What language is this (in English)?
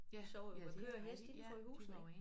Danish